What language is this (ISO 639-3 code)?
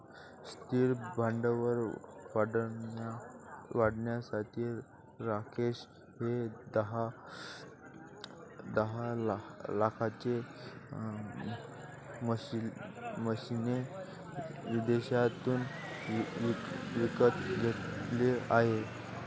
mar